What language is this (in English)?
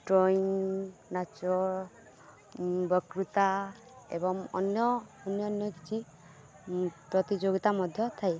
Odia